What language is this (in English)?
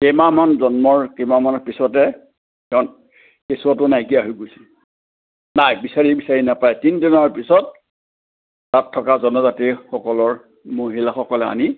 Assamese